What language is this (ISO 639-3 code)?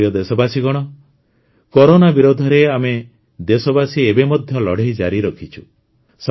ori